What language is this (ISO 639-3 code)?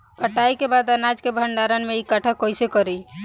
bho